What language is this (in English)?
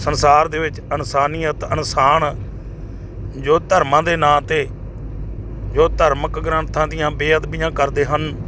Punjabi